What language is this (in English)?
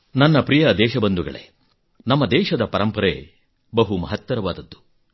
Kannada